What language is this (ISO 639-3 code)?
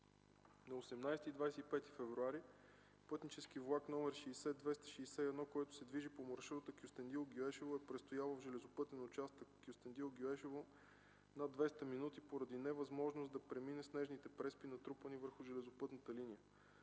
bul